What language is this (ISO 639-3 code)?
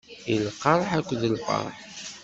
kab